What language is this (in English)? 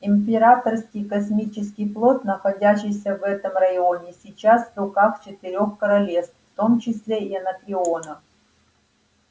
Russian